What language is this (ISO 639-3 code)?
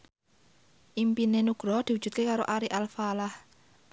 jav